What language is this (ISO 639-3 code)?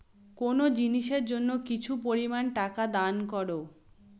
ben